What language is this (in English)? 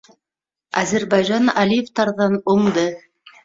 Bashkir